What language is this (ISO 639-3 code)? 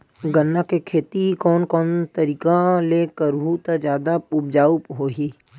hne